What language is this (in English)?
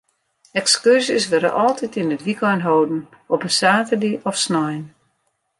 Western Frisian